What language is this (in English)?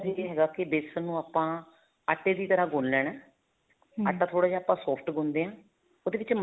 Punjabi